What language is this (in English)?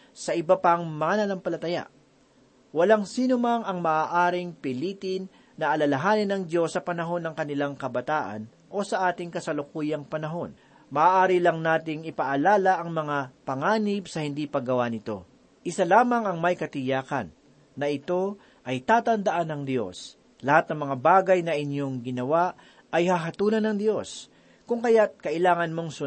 Filipino